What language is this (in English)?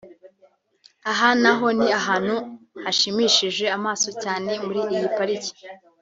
Kinyarwanda